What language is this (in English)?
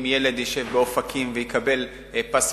Hebrew